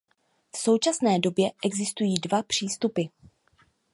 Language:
Czech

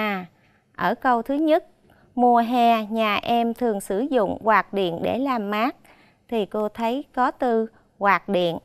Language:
Vietnamese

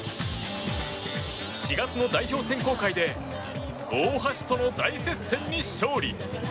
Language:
Japanese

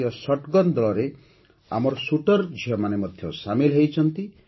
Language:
Odia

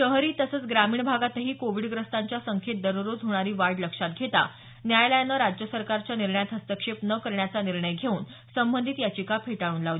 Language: Marathi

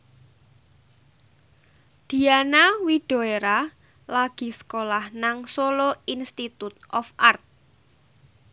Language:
Javanese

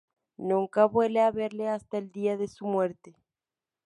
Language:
Spanish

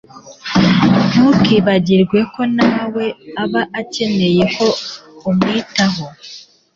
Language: Kinyarwanda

